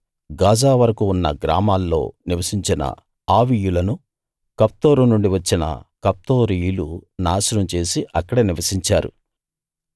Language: Telugu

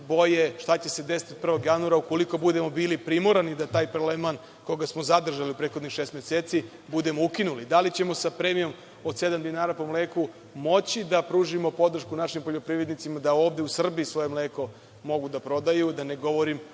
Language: Serbian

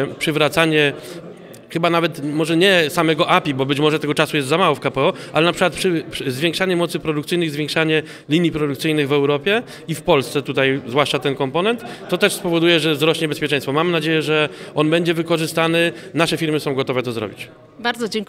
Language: Polish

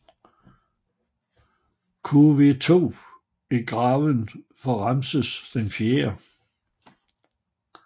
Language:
Danish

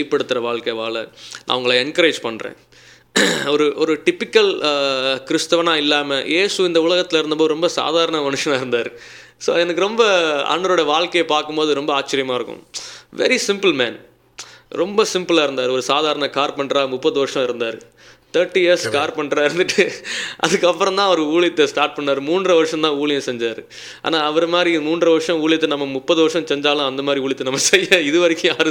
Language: Tamil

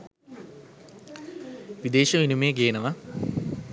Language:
Sinhala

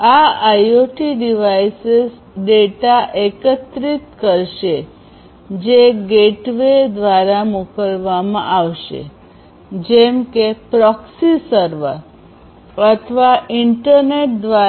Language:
Gujarati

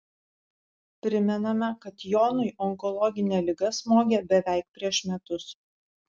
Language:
Lithuanian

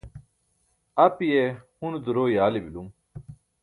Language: Burushaski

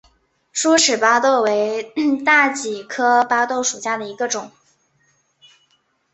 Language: Chinese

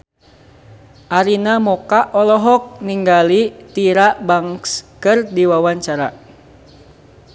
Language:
Sundanese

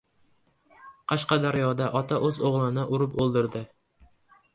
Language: Uzbek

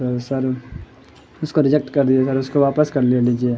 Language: Urdu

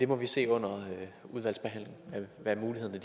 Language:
Danish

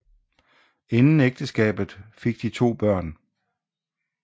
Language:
Danish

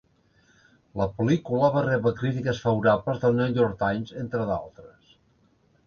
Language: Catalan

